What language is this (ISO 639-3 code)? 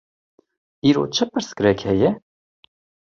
kur